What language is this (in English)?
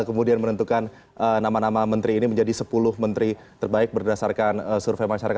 Indonesian